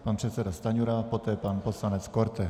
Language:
Czech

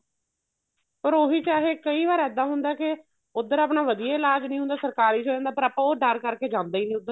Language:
Punjabi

